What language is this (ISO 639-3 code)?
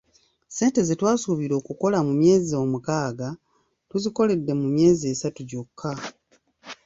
lug